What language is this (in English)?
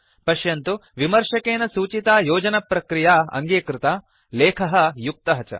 Sanskrit